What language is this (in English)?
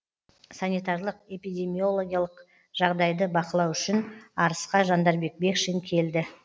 Kazakh